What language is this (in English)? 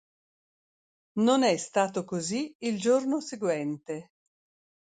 Italian